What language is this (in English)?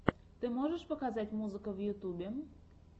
Russian